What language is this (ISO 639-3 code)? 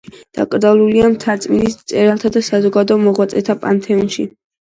kat